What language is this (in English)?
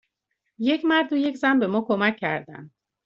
Persian